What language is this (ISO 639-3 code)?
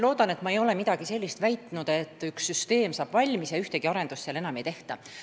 est